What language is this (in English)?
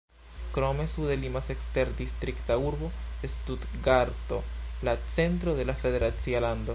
Esperanto